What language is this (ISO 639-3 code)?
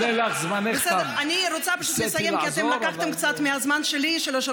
heb